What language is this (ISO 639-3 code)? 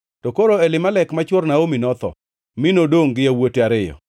luo